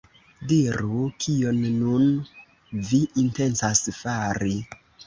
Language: Esperanto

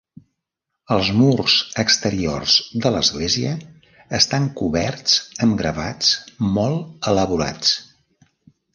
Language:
Catalan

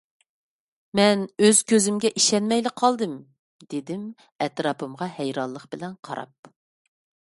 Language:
Uyghur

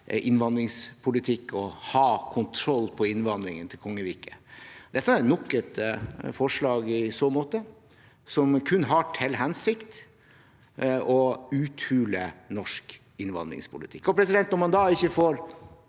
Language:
Norwegian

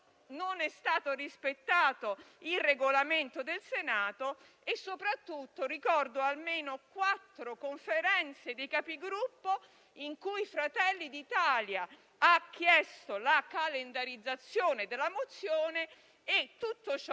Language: Italian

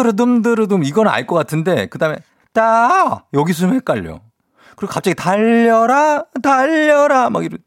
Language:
Korean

